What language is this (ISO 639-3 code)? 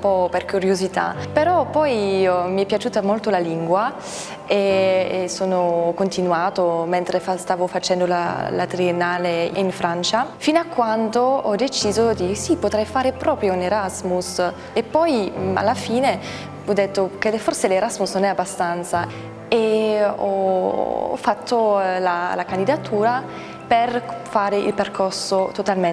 ita